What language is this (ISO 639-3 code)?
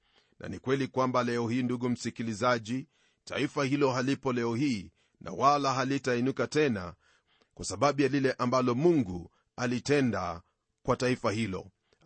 swa